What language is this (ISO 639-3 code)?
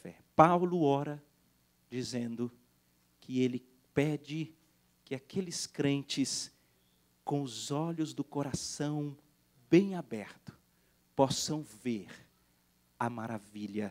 por